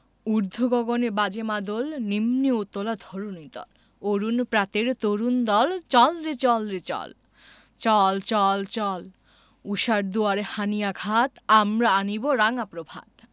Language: Bangla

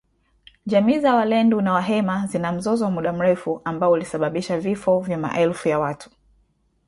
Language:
Swahili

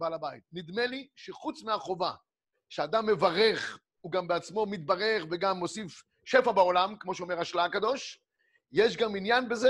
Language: Hebrew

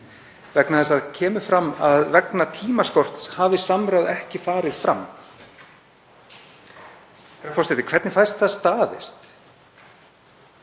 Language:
Icelandic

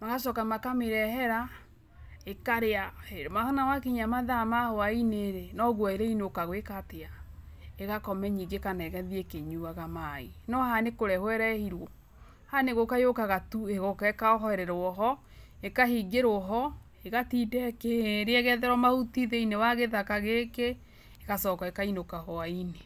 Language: Kikuyu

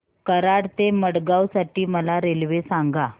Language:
Marathi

